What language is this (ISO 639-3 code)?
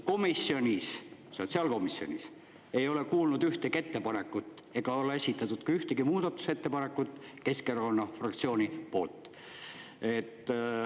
est